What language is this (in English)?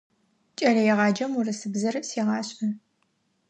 Adyghe